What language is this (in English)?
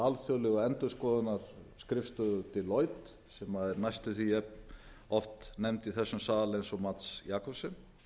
Icelandic